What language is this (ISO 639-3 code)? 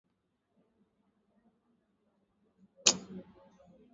swa